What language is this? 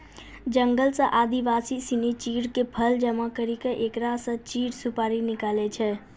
Maithili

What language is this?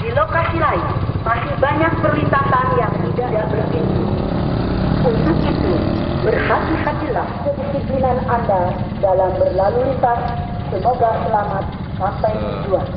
Indonesian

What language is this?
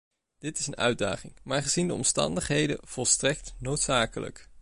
Dutch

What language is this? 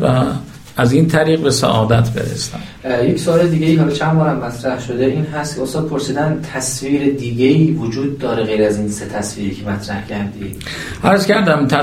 Persian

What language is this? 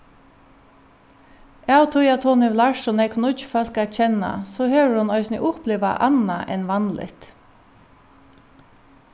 Faroese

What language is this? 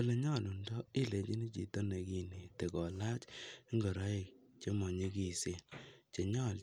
Kalenjin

